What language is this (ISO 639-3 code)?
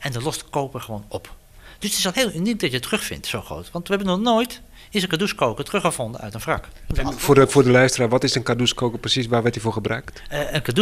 nld